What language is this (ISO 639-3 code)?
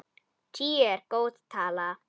isl